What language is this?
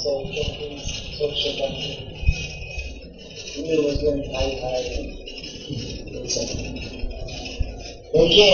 Hindi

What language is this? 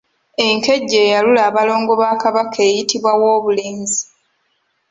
Ganda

